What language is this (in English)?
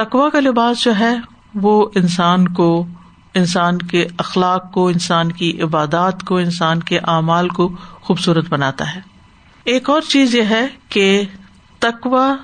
Urdu